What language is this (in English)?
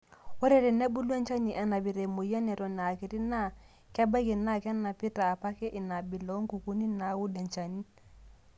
Masai